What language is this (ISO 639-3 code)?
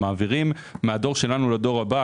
heb